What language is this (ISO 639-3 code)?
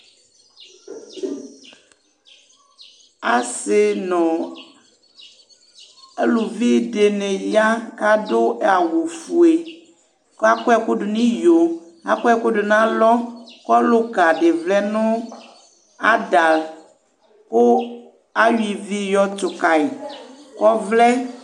kpo